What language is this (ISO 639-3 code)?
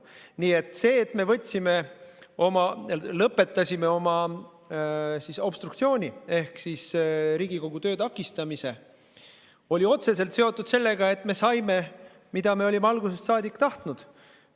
est